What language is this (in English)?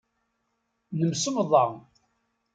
Kabyle